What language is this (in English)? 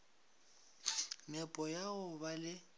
Northern Sotho